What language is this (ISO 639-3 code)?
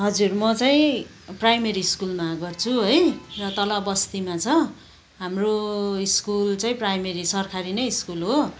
nep